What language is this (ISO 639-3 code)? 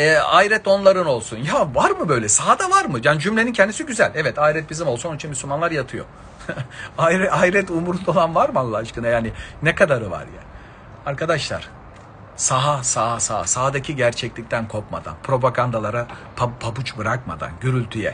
tur